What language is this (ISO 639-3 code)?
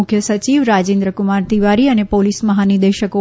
guj